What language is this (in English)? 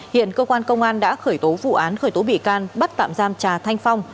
Vietnamese